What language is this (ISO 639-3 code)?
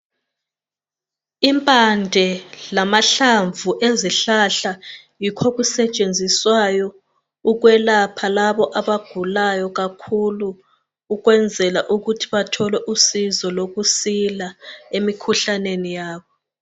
nde